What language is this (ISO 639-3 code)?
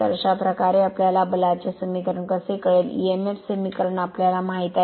mar